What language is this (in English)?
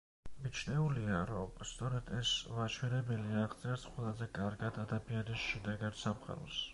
Georgian